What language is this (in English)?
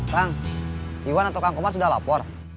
Indonesian